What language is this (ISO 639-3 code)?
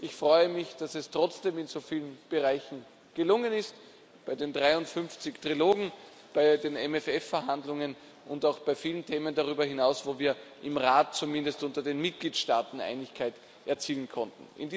deu